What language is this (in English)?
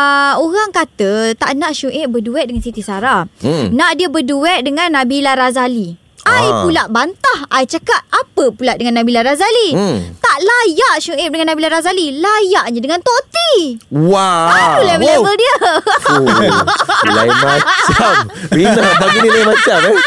Malay